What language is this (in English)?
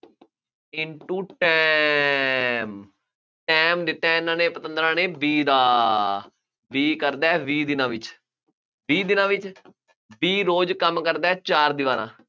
Punjabi